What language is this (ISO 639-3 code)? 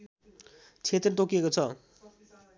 nep